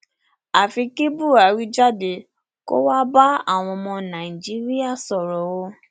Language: Yoruba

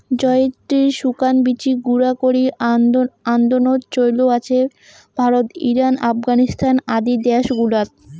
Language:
Bangla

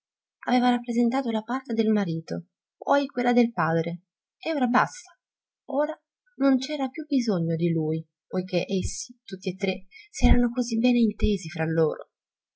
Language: Italian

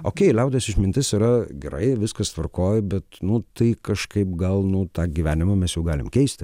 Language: Lithuanian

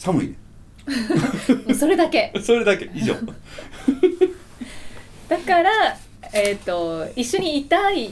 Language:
Japanese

